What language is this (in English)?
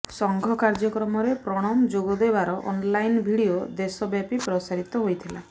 Odia